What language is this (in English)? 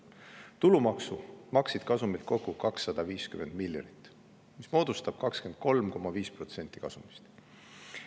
Estonian